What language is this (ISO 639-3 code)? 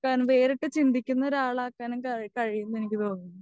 mal